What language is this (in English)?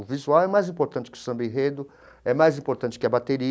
Portuguese